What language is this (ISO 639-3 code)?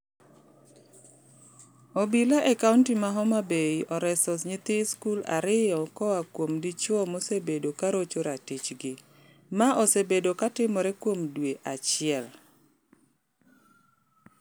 luo